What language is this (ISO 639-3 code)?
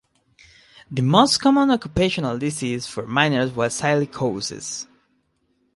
eng